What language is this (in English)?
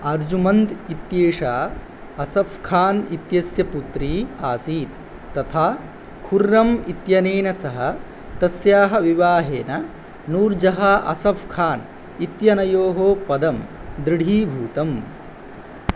Sanskrit